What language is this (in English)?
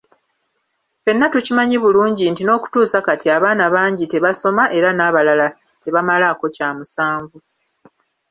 Ganda